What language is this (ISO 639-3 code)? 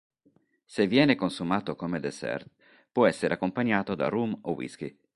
ita